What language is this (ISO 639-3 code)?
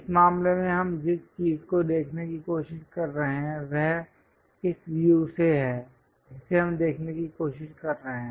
hin